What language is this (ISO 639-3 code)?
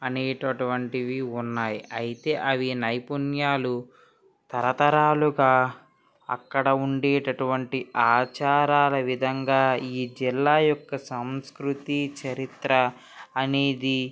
tel